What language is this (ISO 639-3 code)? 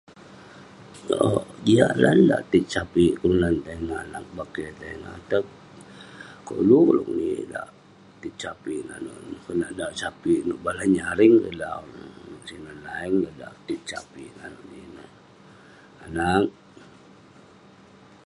pne